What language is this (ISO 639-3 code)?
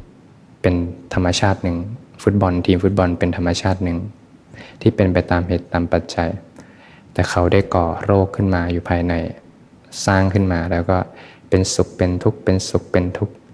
tha